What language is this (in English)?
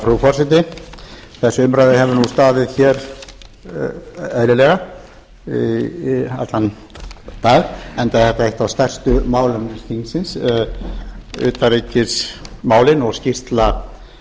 Icelandic